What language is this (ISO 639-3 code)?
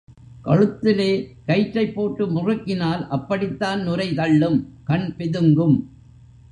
tam